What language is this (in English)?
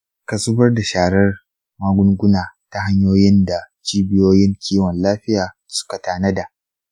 Hausa